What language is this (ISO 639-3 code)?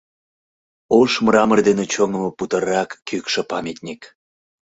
chm